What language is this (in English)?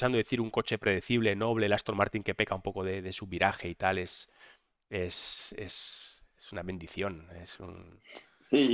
Spanish